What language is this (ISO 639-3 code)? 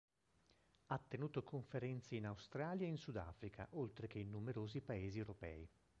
ita